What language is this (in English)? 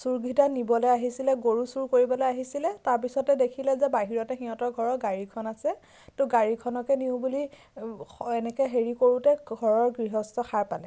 Assamese